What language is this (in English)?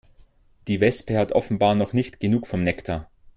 German